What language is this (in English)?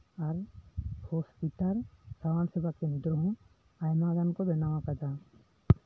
Santali